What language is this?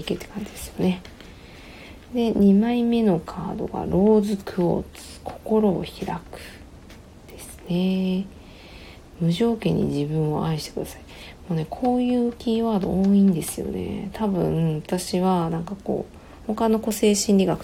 Japanese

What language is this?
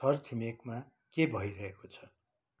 Nepali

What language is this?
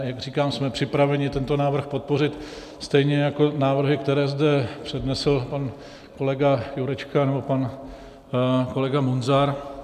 Czech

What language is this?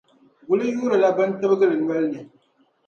Dagbani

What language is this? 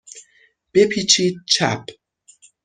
Persian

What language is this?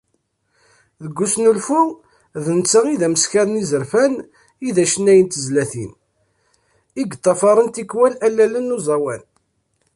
Kabyle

